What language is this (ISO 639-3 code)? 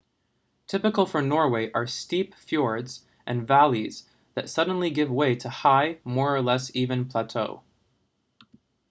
eng